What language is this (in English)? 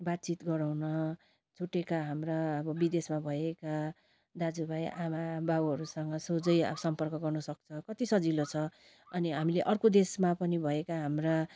Nepali